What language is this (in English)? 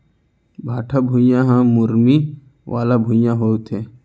Chhattisgarhi